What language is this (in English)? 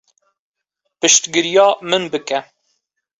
Kurdish